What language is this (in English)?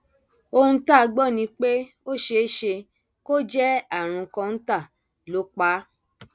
Yoruba